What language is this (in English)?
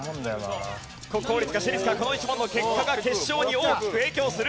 Japanese